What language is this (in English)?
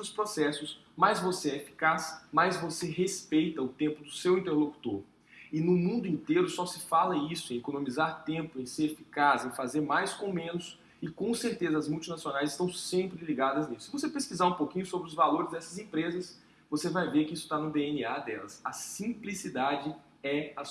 Portuguese